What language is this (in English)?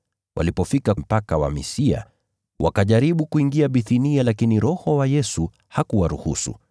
Swahili